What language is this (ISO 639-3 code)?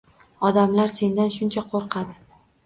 uzb